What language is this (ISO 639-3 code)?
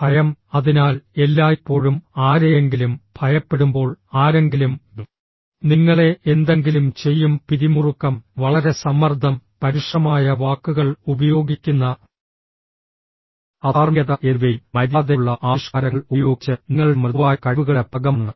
mal